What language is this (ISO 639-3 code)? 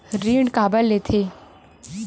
hne